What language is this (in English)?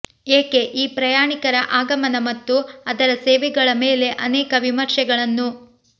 Kannada